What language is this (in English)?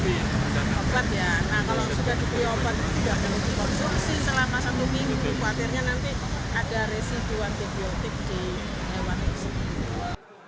Indonesian